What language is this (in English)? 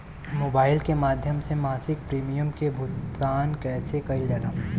Bhojpuri